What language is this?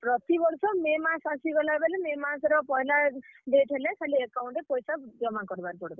Odia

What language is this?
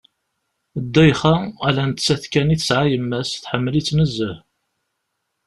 Kabyle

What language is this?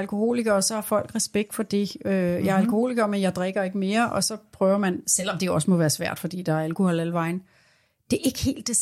Danish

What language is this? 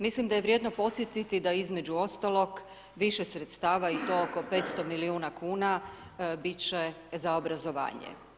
Croatian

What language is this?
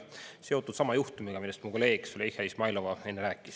Estonian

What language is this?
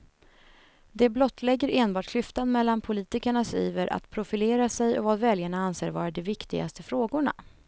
Swedish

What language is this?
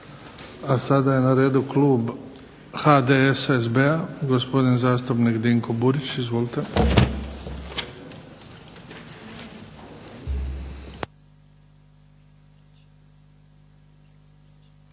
Croatian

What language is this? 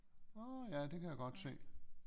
Danish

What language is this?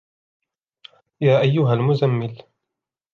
Arabic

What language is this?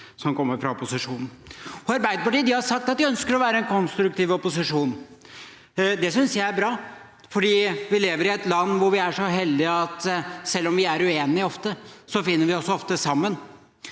Norwegian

